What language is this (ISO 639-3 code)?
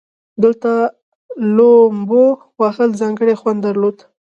pus